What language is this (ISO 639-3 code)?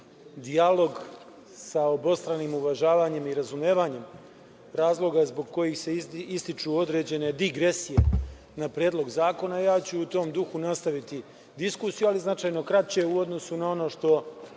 srp